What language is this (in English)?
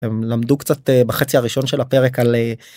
Hebrew